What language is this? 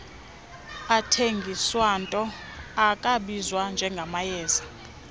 Xhosa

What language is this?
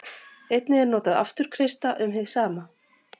Icelandic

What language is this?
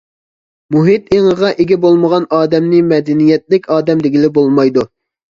Uyghur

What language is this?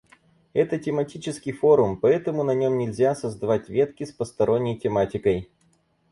Russian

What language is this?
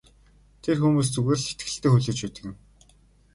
Mongolian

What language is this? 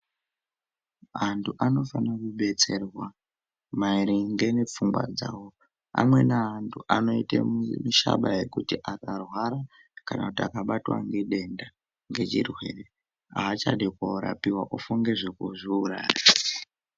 Ndau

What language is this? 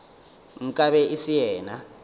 Northern Sotho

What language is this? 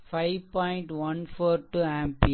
Tamil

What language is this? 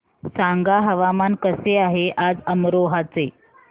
Marathi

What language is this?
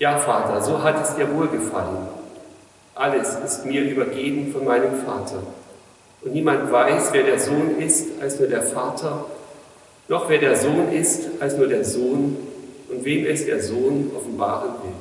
German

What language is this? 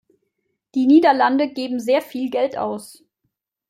German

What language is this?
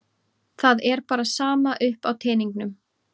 Icelandic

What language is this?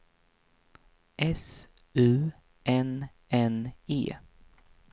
Swedish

